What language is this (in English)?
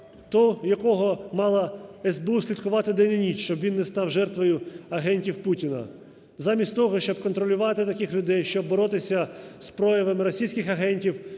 Ukrainian